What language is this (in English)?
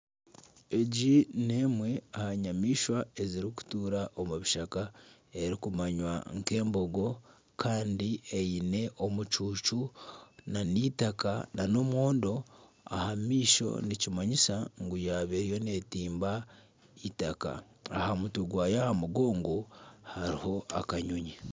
Nyankole